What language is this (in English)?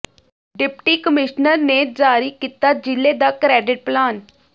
Punjabi